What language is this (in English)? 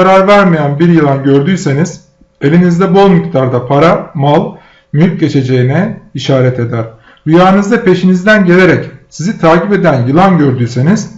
Turkish